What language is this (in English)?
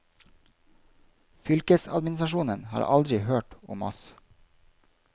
Norwegian